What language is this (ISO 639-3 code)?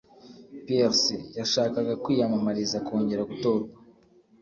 kin